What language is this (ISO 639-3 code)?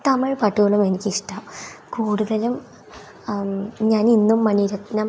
mal